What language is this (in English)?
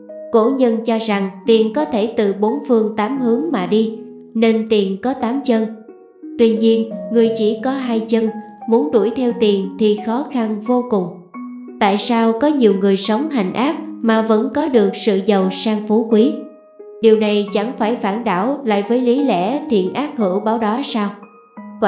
Vietnamese